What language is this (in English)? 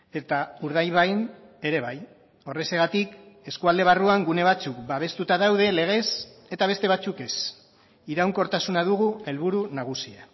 Basque